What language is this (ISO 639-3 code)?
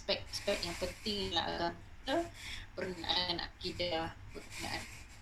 msa